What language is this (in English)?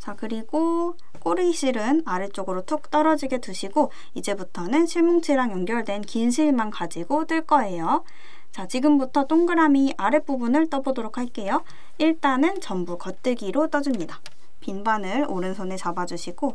Korean